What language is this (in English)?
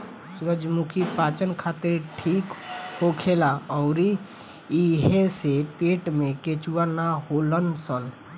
Bhojpuri